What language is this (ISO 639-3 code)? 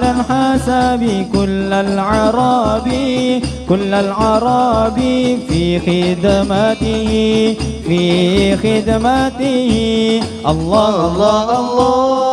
ara